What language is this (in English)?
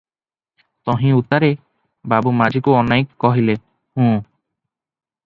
Odia